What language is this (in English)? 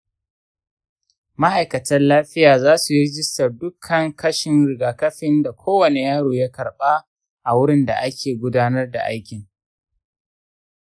Hausa